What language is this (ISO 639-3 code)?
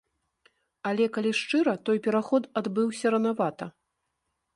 bel